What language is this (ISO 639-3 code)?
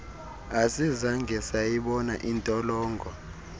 xho